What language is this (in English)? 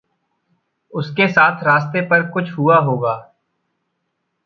Hindi